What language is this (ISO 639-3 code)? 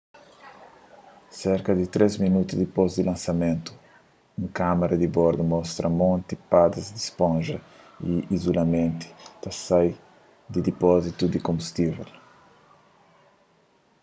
kea